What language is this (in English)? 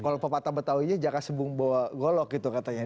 Indonesian